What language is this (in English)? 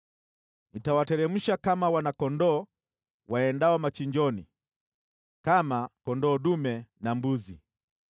Swahili